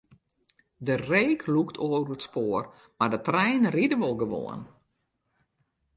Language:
Western Frisian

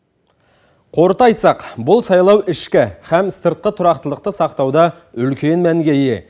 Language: Kazakh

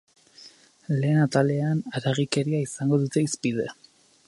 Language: Basque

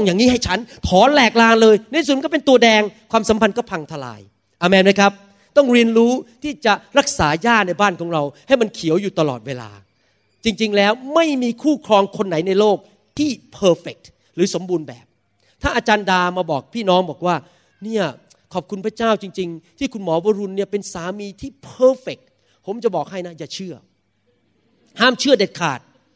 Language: Thai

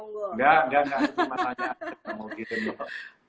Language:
Indonesian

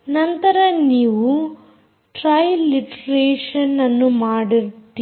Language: Kannada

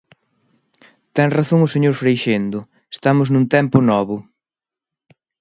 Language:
Galician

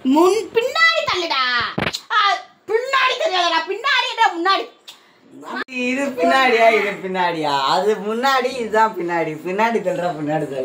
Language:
Thai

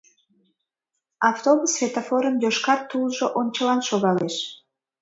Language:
Mari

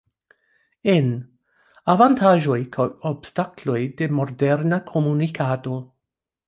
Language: Esperanto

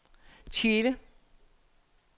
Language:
Danish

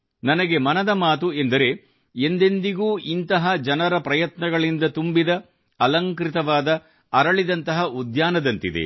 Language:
Kannada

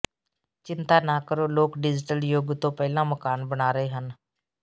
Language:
Punjabi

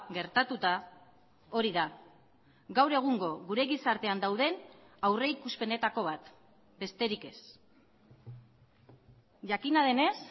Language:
Basque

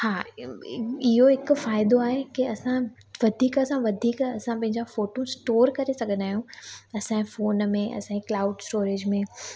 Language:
Sindhi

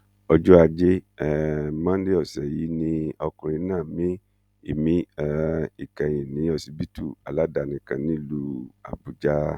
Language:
Yoruba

